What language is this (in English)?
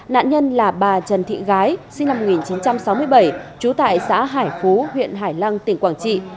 Vietnamese